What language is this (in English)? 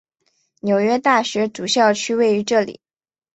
Chinese